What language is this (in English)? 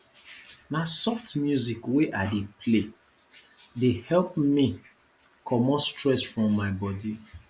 Nigerian Pidgin